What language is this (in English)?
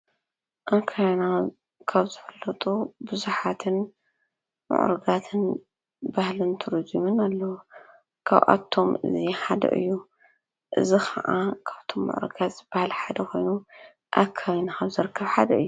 Tigrinya